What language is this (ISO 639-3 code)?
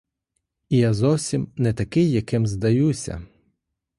ukr